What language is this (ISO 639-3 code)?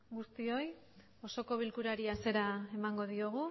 eus